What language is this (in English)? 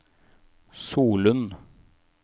Norwegian